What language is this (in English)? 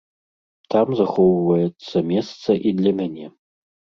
Belarusian